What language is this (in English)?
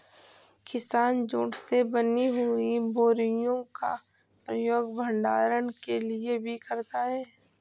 Hindi